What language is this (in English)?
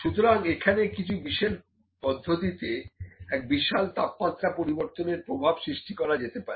Bangla